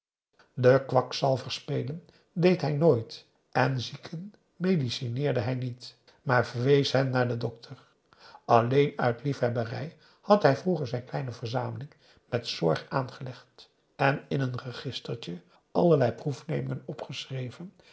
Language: Dutch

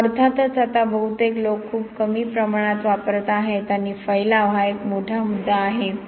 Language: Marathi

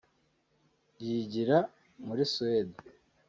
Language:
Kinyarwanda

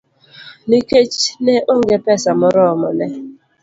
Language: Luo (Kenya and Tanzania)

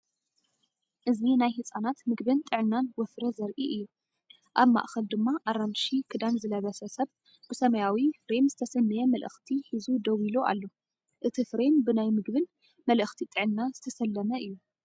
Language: Tigrinya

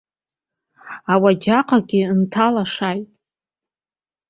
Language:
Abkhazian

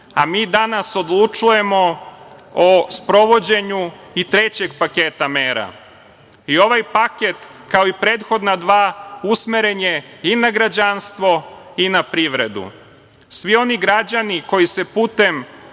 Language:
Serbian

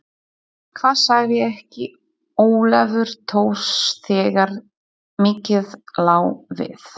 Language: Icelandic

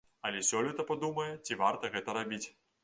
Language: Belarusian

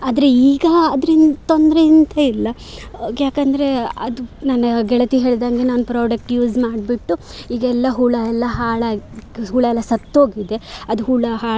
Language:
Kannada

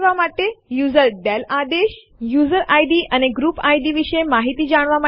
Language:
Gujarati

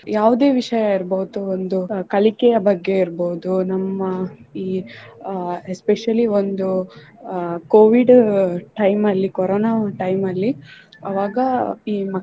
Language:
Kannada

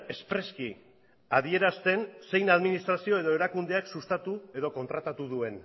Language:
Basque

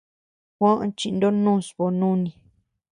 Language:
Tepeuxila Cuicatec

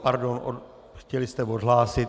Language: Czech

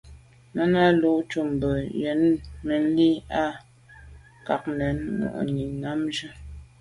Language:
Medumba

